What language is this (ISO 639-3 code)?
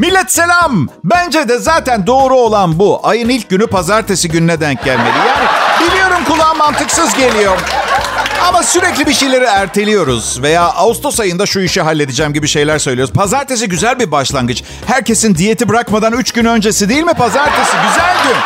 tur